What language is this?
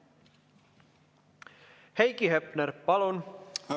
Estonian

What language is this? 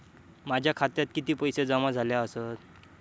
Marathi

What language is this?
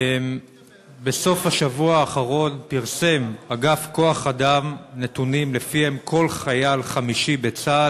Hebrew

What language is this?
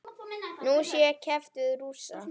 Icelandic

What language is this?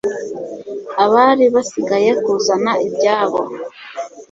Kinyarwanda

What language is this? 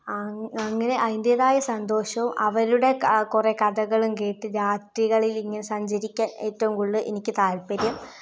Malayalam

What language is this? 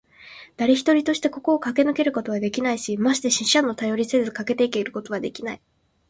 Japanese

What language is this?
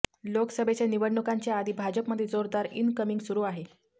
Marathi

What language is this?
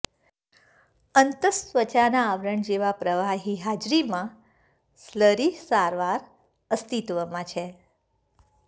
Gujarati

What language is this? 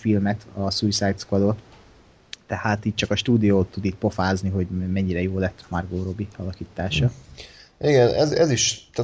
Hungarian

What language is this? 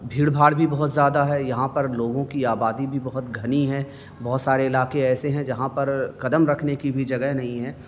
Urdu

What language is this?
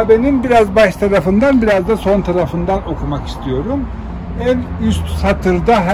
Turkish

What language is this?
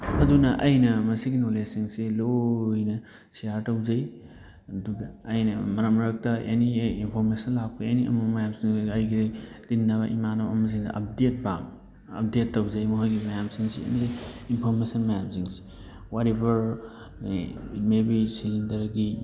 Manipuri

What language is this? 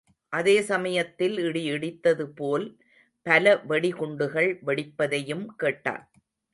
Tamil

